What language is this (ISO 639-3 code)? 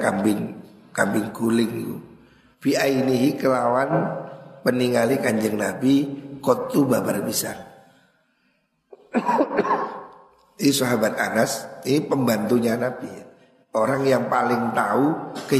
ind